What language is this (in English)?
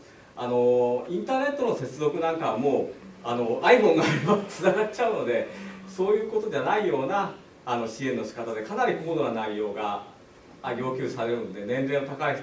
Japanese